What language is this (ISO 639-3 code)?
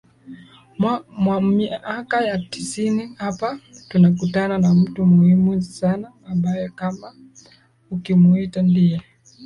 swa